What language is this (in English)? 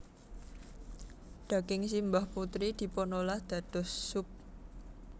Javanese